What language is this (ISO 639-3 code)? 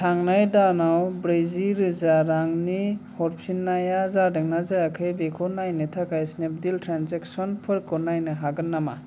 brx